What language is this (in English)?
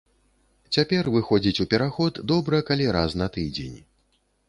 Belarusian